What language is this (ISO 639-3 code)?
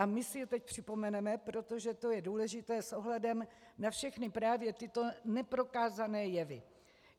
ces